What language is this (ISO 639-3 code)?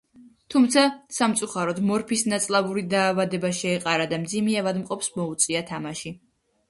kat